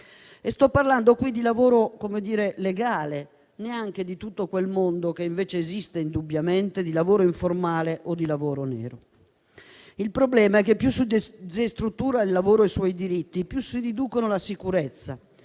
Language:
Italian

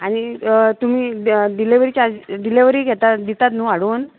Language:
Konkani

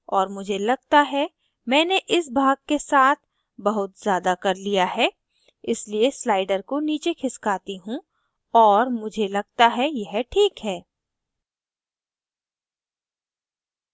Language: Hindi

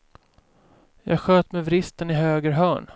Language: Swedish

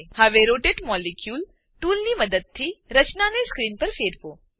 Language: Gujarati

